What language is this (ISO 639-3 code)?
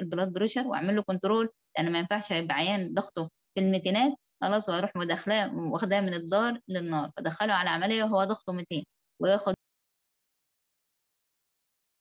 ara